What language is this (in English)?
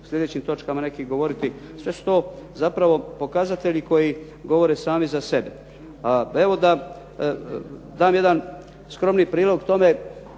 Croatian